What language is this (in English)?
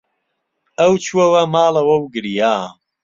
Central Kurdish